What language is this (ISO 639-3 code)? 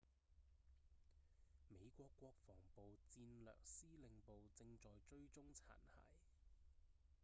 yue